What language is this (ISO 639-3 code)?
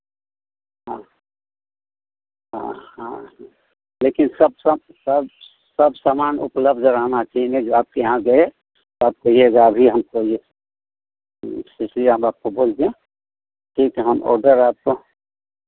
hin